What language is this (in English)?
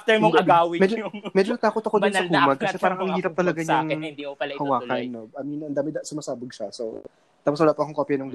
Filipino